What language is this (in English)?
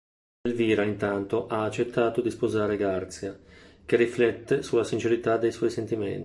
Italian